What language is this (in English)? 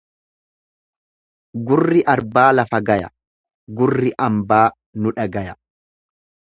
Oromo